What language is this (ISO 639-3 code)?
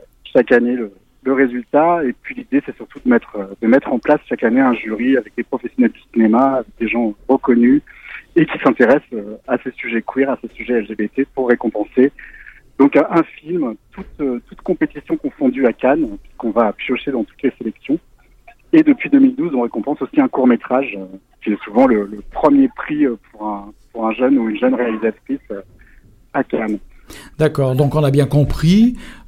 fra